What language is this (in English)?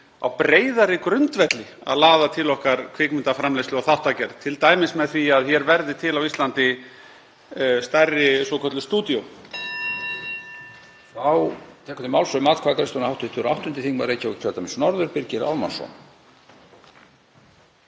Icelandic